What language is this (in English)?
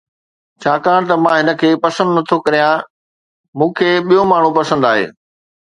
Sindhi